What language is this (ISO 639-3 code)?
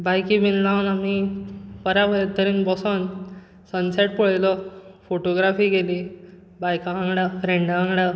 kok